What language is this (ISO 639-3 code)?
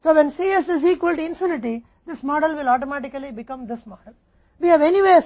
hin